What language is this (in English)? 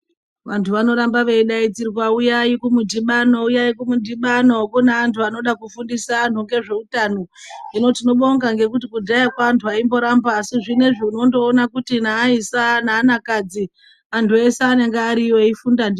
Ndau